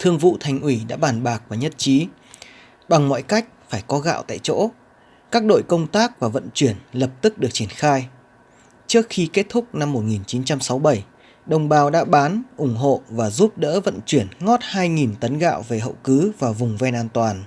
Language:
Vietnamese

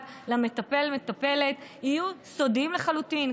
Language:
Hebrew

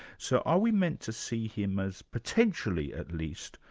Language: English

